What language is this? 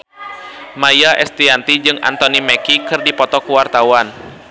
Sundanese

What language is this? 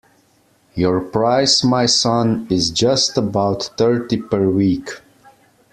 English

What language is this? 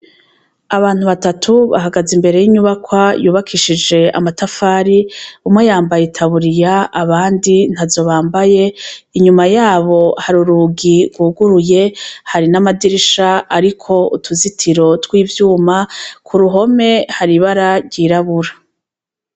Rundi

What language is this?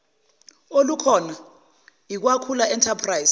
Zulu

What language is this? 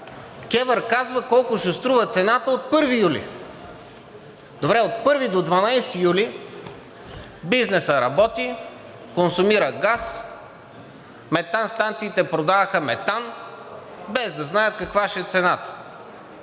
Bulgarian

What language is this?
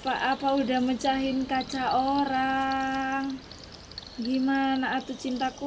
Indonesian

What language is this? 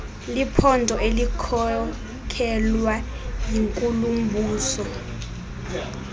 Xhosa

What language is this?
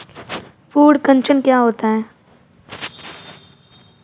Hindi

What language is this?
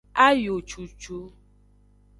Aja (Benin)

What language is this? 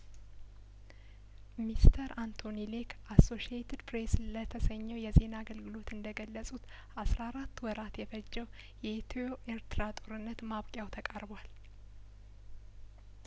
Amharic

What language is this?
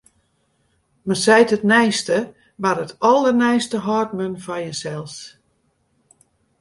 Western Frisian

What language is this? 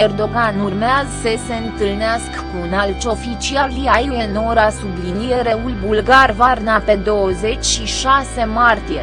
Romanian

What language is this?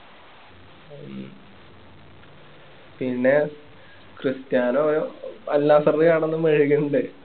Malayalam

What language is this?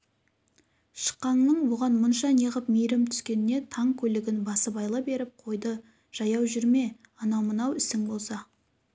Kazakh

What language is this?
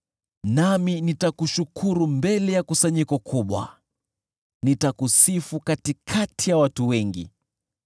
Swahili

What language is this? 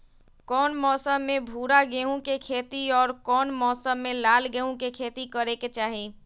Magahi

